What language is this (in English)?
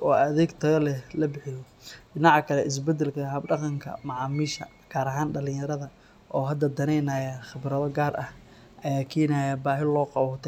Somali